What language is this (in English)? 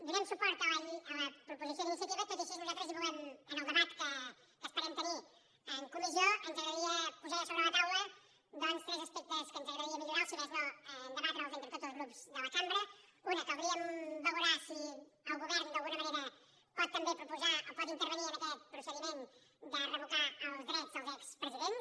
Catalan